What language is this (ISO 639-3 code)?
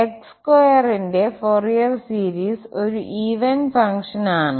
mal